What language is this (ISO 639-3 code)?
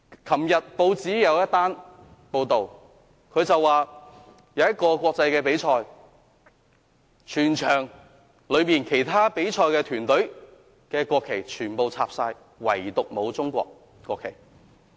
yue